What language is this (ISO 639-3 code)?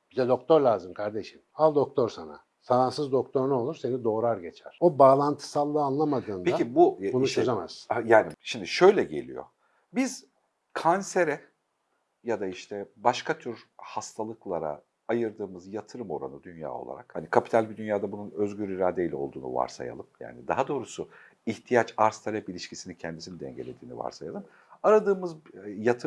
tur